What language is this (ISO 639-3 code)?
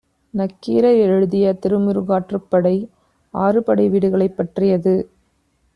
tam